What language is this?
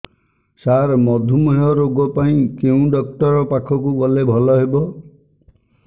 Odia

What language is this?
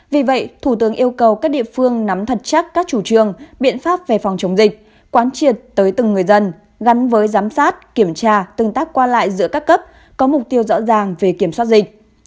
Vietnamese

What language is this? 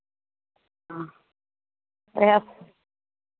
Maithili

